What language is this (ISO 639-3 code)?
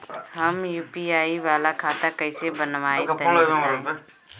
bho